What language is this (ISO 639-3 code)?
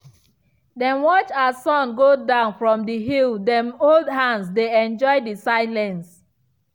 pcm